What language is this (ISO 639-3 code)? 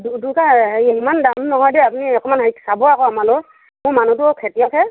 asm